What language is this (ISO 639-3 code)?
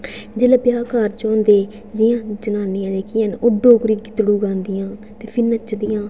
doi